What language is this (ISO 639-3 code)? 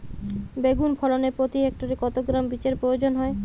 ben